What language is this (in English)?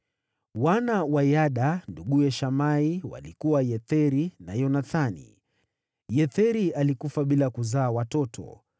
Swahili